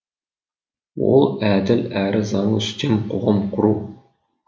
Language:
Kazakh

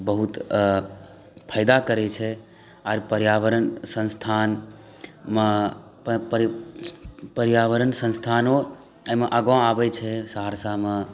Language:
Maithili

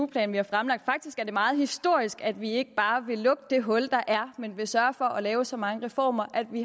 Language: Danish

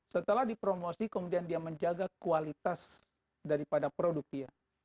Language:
Indonesian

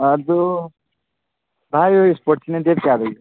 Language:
Manipuri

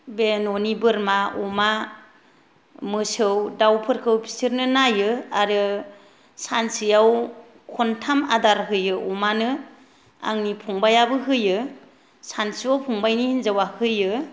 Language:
Bodo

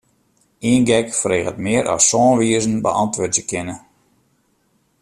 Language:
Western Frisian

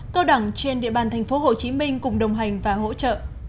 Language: Vietnamese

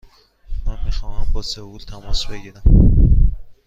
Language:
Persian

